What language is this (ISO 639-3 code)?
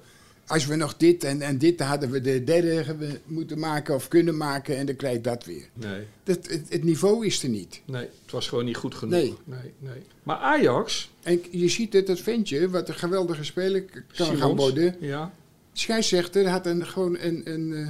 nld